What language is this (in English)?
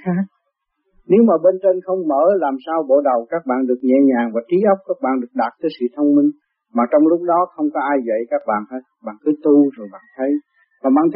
Vietnamese